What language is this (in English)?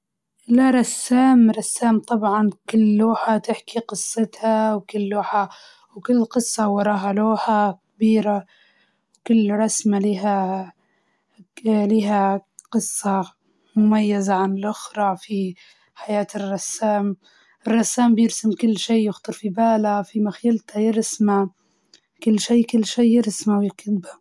Libyan Arabic